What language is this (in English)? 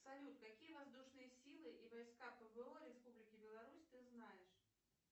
Russian